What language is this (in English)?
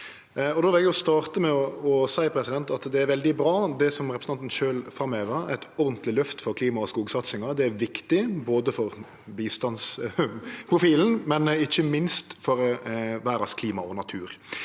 Norwegian